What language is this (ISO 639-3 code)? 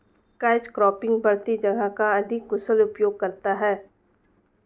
hin